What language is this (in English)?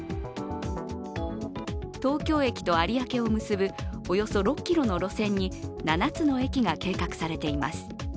Japanese